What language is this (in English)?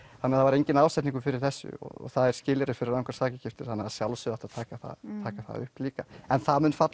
Icelandic